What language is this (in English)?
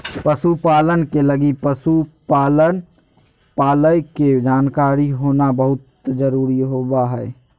Magahi